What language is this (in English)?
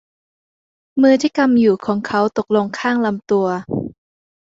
Thai